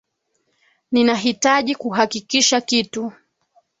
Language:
Swahili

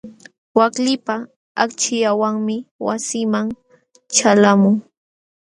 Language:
Jauja Wanca Quechua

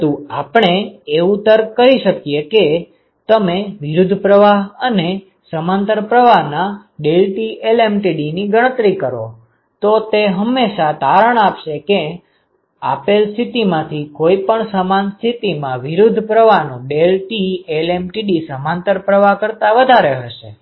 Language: Gujarati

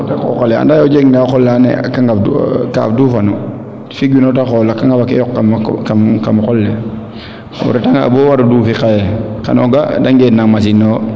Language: Serer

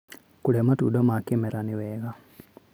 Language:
Kikuyu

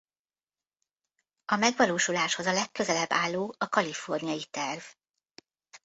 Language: Hungarian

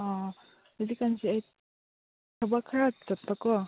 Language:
Manipuri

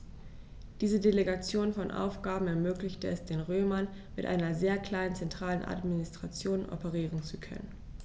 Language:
German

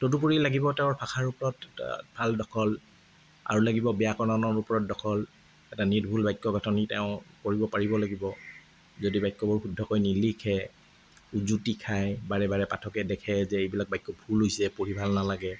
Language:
Assamese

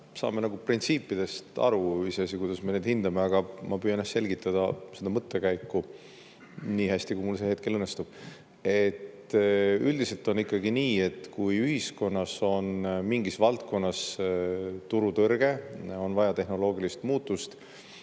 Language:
Estonian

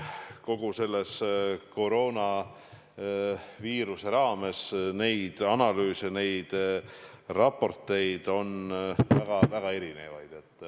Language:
Estonian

